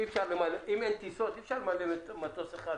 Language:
Hebrew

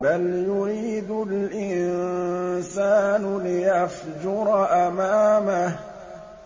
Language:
Arabic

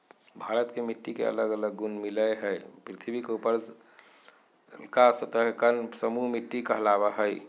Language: Magahi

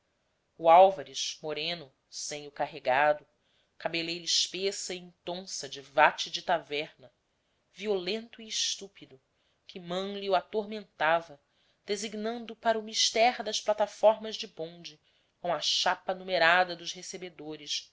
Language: Portuguese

